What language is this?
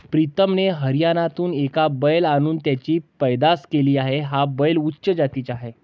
Marathi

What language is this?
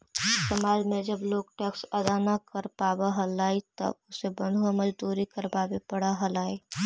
Magahi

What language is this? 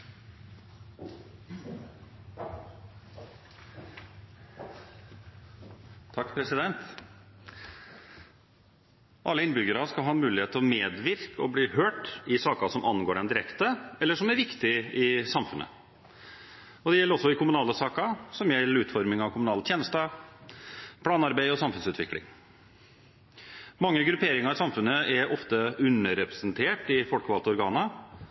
Norwegian Bokmål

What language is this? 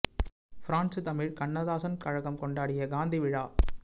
Tamil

